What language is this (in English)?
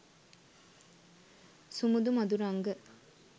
Sinhala